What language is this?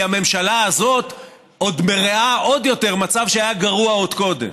Hebrew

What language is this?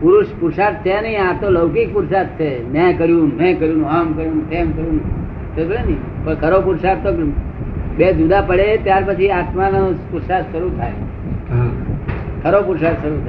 Gujarati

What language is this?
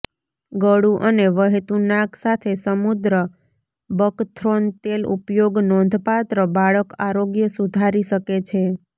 Gujarati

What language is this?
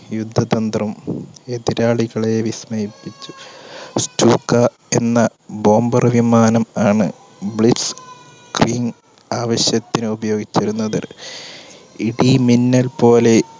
Malayalam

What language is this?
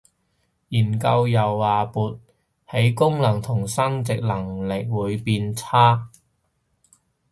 Cantonese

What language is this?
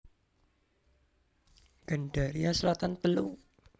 Javanese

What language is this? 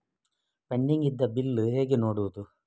Kannada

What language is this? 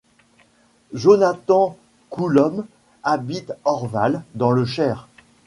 French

